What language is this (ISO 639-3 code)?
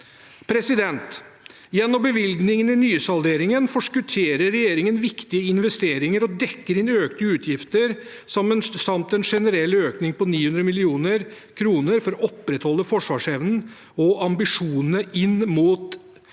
nor